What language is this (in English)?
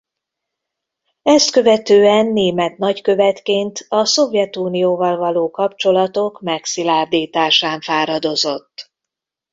Hungarian